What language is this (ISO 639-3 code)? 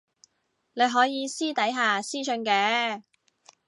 yue